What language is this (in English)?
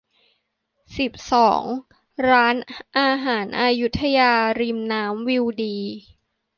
Thai